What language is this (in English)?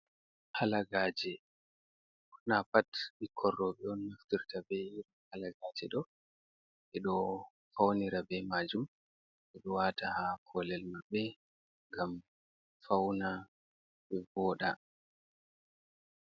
Fula